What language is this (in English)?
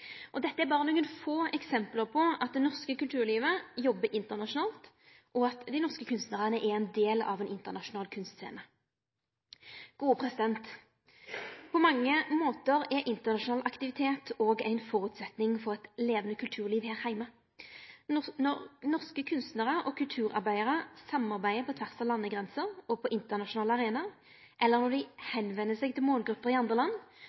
Norwegian Nynorsk